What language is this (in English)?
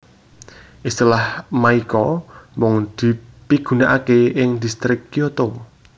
Javanese